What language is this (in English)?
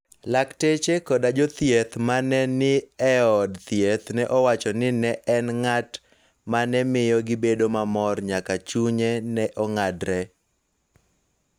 Luo (Kenya and Tanzania)